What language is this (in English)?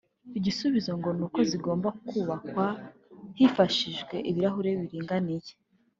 Kinyarwanda